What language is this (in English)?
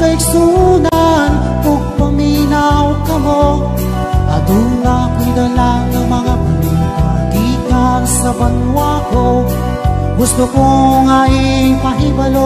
Indonesian